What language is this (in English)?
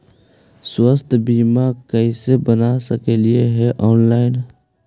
Magahi